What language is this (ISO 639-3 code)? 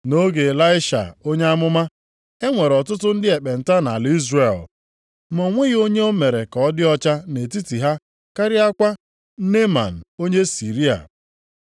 ibo